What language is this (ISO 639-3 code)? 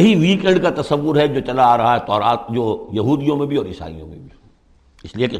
urd